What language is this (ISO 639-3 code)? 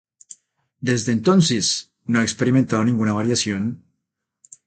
spa